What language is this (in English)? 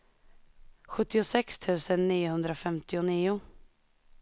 Swedish